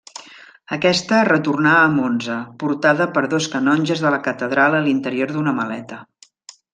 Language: Catalan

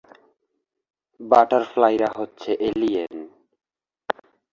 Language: Bangla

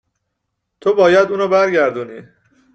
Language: Persian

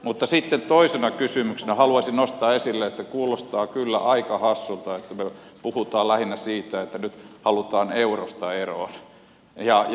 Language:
Finnish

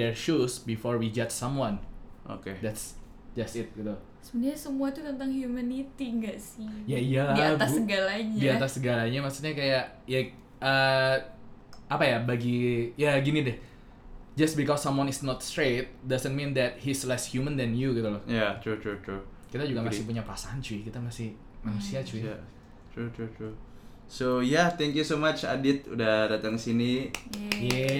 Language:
Indonesian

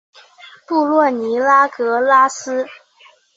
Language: Chinese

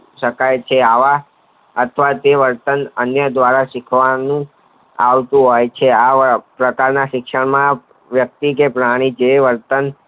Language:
Gujarati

